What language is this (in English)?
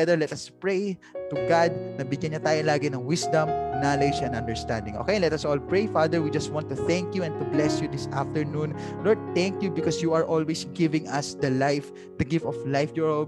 Filipino